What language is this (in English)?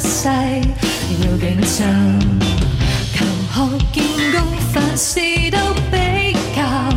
Chinese